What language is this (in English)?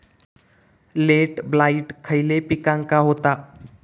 Marathi